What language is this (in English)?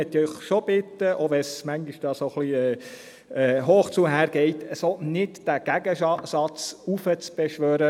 Swiss German